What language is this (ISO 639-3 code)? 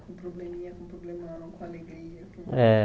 por